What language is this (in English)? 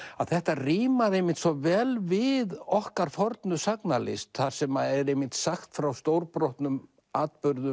Icelandic